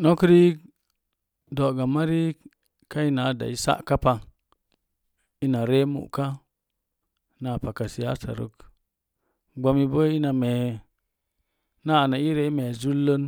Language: Mom Jango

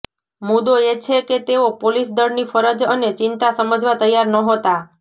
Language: Gujarati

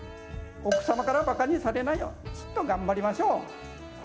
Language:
Japanese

